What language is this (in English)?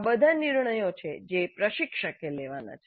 Gujarati